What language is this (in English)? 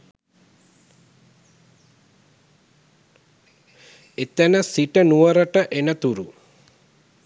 Sinhala